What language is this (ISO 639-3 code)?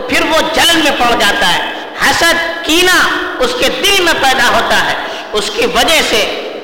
urd